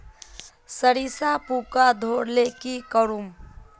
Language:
Magahi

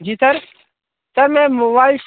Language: Hindi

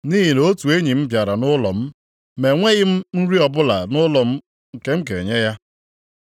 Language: Igbo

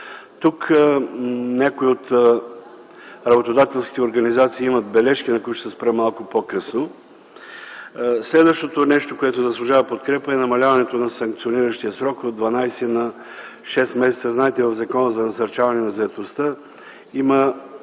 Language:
Bulgarian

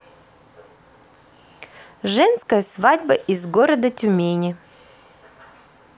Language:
Russian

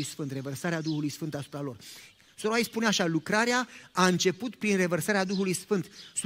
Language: Romanian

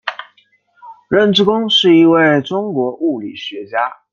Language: Chinese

